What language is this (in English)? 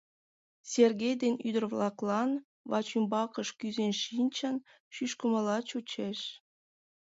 Mari